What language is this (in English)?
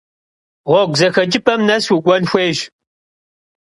Kabardian